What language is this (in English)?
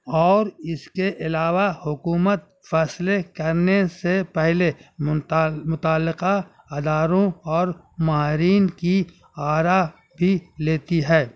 Urdu